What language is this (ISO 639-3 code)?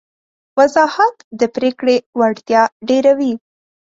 pus